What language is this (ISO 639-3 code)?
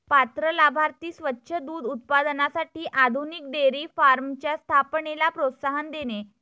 mar